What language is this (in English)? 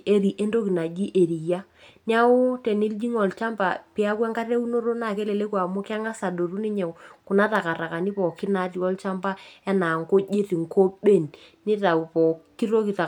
Masai